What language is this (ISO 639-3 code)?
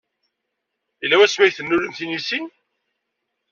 kab